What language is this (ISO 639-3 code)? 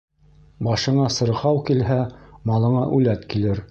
bak